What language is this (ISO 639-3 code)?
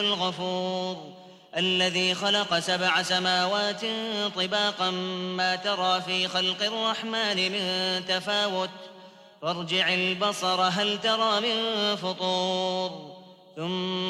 ara